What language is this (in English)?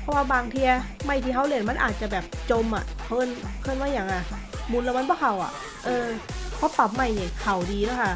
Thai